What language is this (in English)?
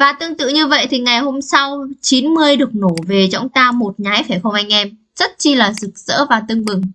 Vietnamese